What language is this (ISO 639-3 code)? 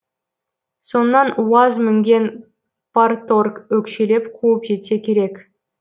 kaz